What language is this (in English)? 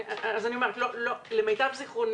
Hebrew